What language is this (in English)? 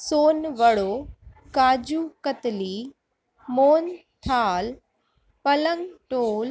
Sindhi